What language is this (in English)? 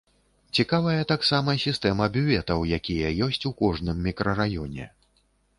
Belarusian